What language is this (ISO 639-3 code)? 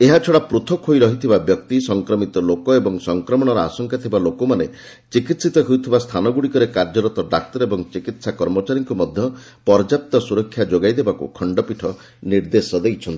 ori